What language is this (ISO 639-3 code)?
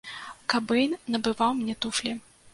bel